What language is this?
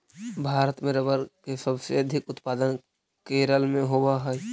Magahi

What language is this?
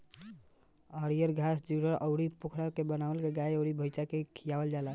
Bhojpuri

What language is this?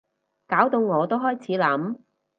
Cantonese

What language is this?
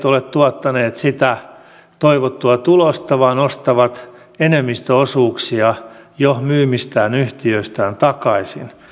Finnish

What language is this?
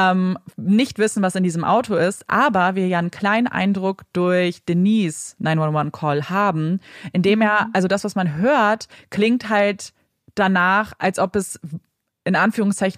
German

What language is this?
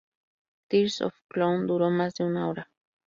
Spanish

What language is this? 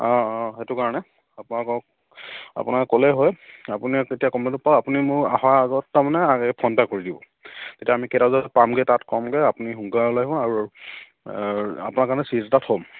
Assamese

